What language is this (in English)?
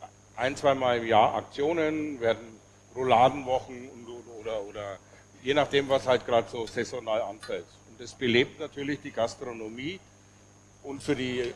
German